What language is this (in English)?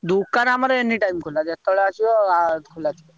Odia